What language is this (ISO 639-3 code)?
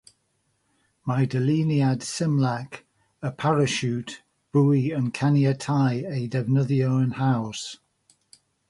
cym